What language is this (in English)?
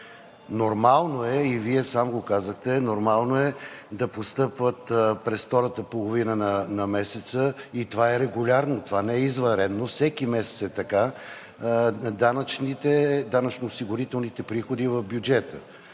Bulgarian